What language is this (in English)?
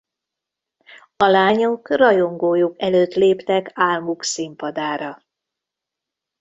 Hungarian